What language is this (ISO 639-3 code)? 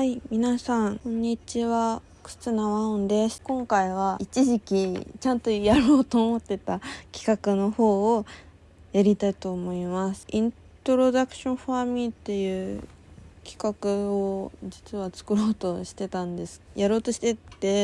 jpn